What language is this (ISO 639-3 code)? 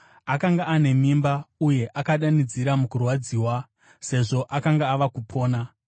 sna